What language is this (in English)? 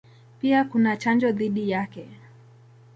Swahili